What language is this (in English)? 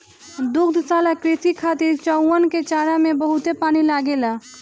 Bhojpuri